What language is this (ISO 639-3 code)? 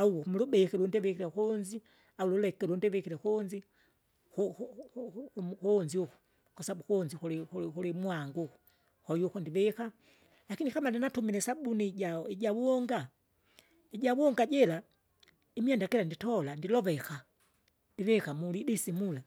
zga